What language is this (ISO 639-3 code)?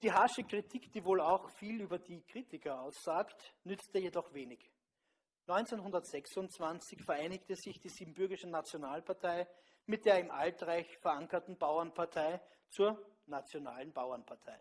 deu